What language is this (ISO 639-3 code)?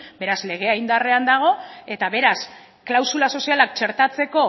eus